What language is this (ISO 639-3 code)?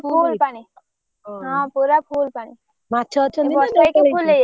ori